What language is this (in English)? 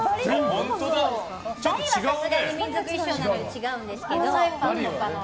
Japanese